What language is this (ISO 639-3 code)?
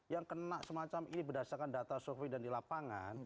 ind